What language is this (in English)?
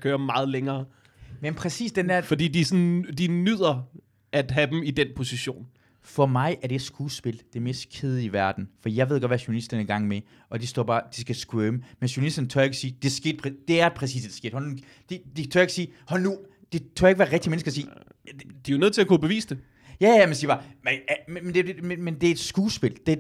Danish